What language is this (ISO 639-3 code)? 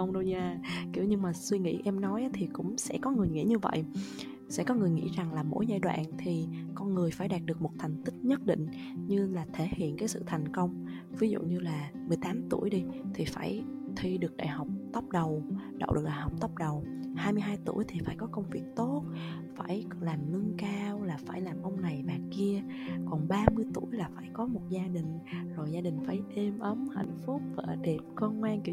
vie